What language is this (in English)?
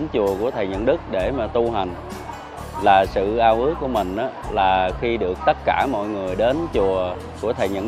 Vietnamese